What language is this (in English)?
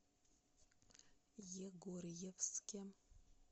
Russian